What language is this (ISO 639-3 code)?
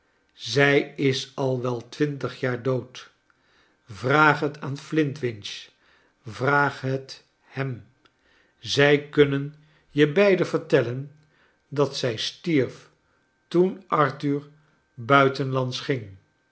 nld